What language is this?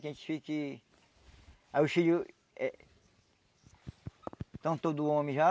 Portuguese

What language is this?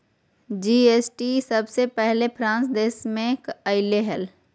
Magahi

